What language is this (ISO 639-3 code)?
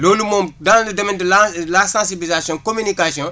wol